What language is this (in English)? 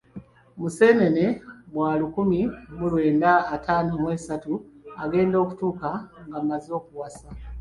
Ganda